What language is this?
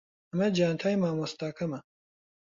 Central Kurdish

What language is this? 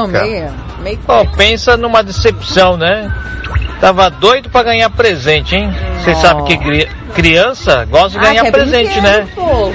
Portuguese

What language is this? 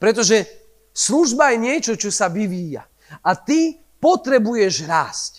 Slovak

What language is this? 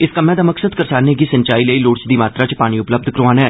Dogri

